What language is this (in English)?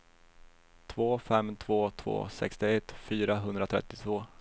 Swedish